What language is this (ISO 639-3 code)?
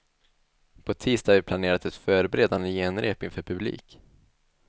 swe